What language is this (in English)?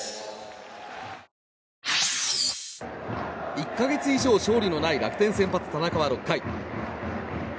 Japanese